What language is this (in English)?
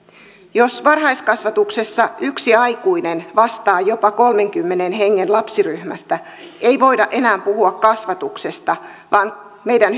Finnish